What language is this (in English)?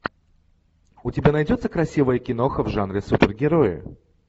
Russian